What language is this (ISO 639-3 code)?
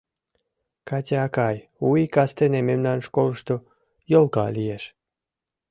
chm